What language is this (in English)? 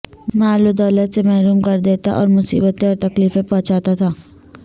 Urdu